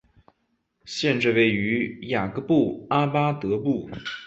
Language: Chinese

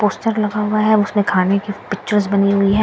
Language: Hindi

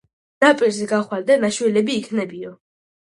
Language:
Georgian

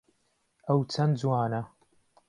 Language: Central Kurdish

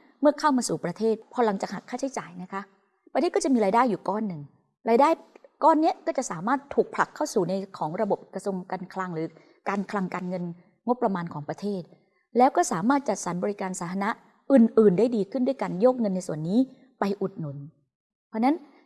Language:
Thai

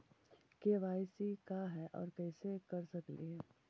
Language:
Magahi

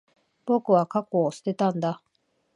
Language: Japanese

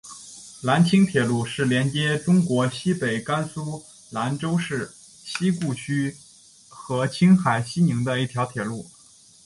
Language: Chinese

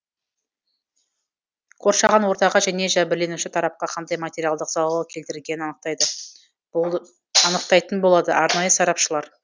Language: Kazakh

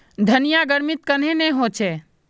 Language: Magahi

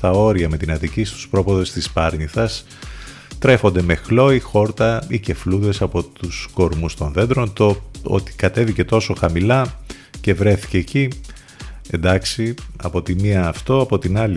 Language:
Greek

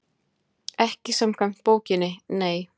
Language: Icelandic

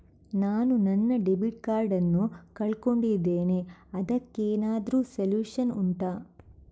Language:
Kannada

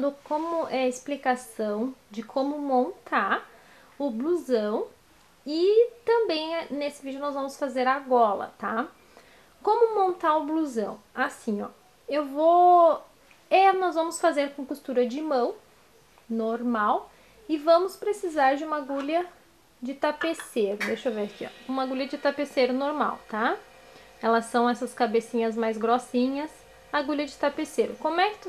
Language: Portuguese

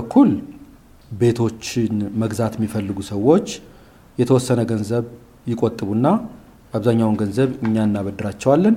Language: Amharic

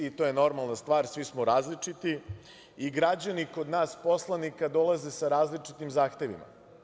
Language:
Serbian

